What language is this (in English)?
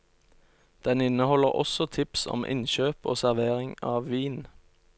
Norwegian